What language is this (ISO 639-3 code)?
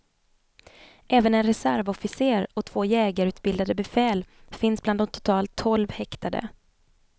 swe